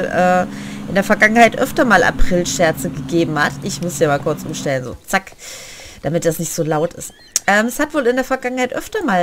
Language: German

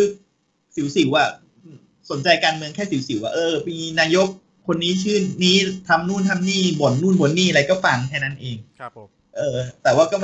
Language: Thai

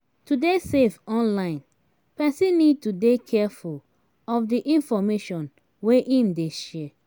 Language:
Nigerian Pidgin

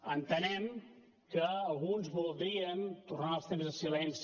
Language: Catalan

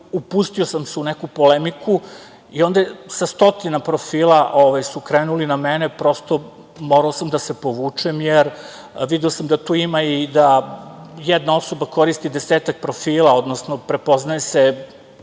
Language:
Serbian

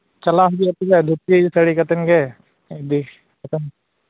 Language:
Santali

